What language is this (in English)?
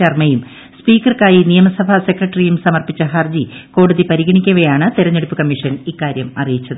Malayalam